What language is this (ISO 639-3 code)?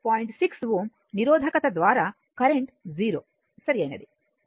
tel